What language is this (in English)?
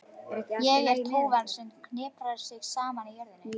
Icelandic